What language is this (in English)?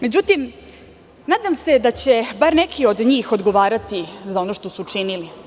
Serbian